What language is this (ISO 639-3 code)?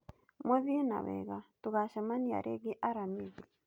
kik